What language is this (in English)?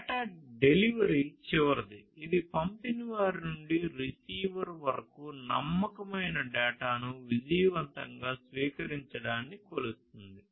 Telugu